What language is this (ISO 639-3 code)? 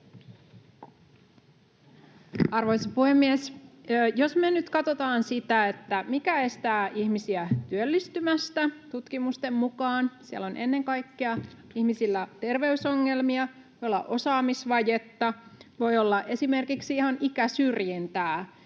fin